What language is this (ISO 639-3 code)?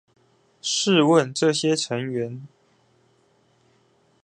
zho